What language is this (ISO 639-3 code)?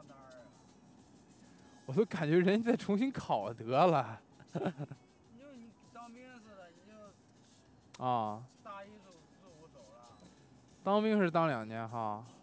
zho